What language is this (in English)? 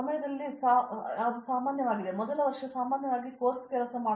Kannada